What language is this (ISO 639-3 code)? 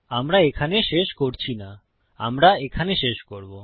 ben